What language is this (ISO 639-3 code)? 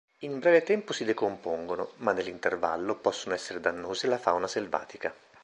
ita